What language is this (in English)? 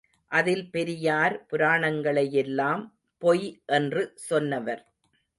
Tamil